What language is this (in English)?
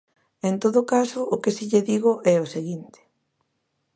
Galician